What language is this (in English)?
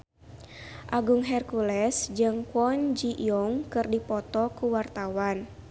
Sundanese